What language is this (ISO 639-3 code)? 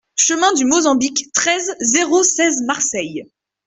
fra